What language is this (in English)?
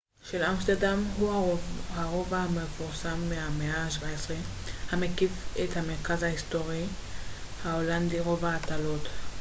Hebrew